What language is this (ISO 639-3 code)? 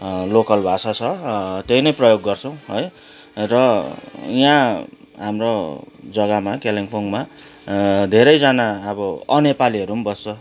nep